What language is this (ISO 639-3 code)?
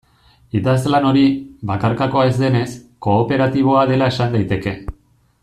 eus